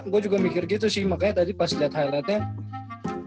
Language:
Indonesian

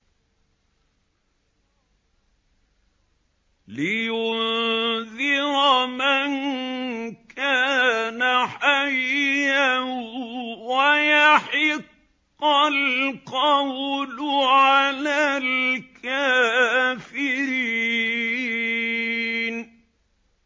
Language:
Arabic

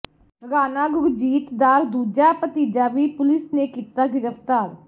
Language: Punjabi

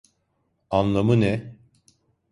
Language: Turkish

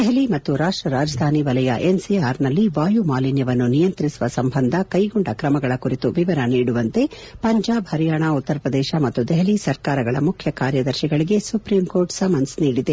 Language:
Kannada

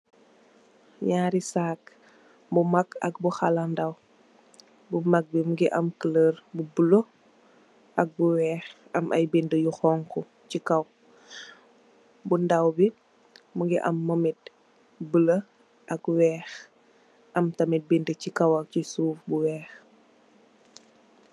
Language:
Wolof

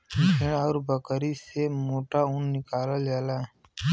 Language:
Bhojpuri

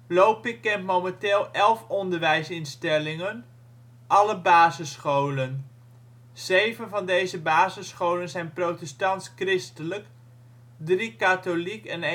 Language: Dutch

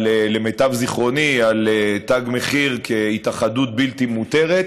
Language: Hebrew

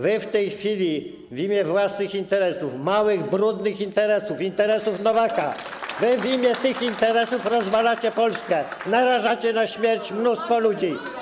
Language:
Polish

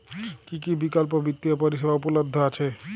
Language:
Bangla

